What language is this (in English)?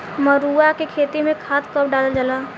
Bhojpuri